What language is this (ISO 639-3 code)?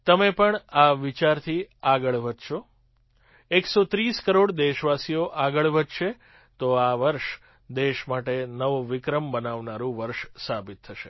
guj